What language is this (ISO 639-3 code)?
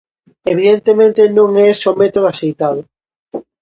glg